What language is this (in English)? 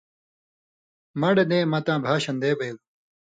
Indus Kohistani